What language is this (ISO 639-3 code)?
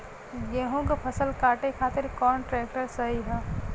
bho